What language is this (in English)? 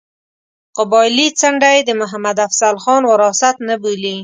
Pashto